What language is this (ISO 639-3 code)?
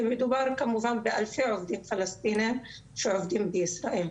heb